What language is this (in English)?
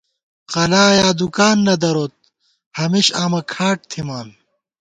Gawar-Bati